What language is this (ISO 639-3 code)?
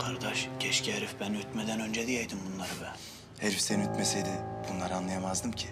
tur